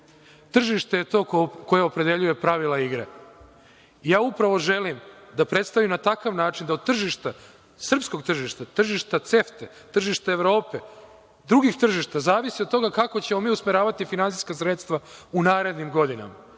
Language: Serbian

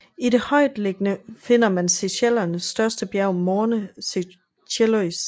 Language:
Danish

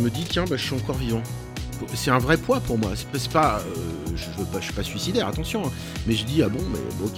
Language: French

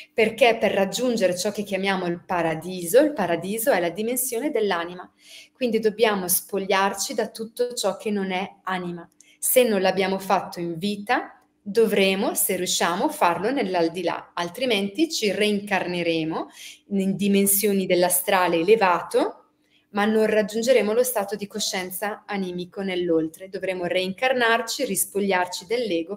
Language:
Italian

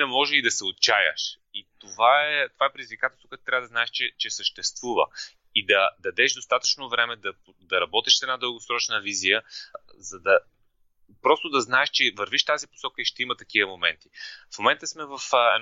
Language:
Bulgarian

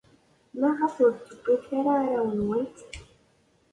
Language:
Kabyle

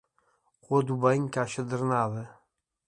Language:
Portuguese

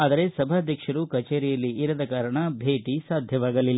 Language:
Kannada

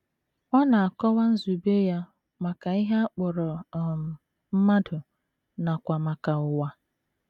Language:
Igbo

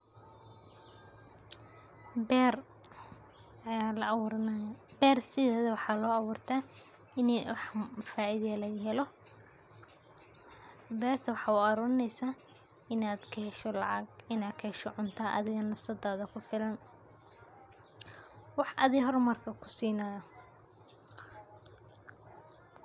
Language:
Somali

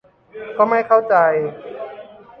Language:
Thai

